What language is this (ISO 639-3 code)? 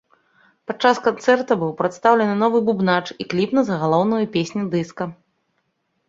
bel